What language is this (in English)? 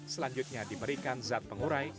Indonesian